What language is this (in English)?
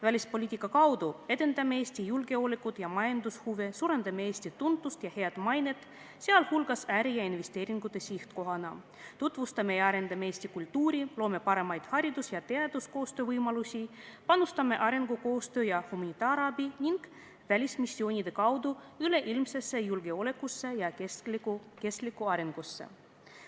Estonian